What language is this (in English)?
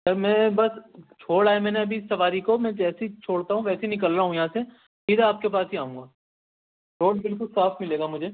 Urdu